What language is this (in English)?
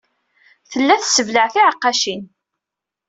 Kabyle